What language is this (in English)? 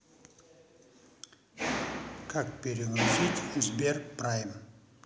Russian